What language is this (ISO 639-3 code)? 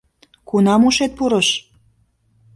chm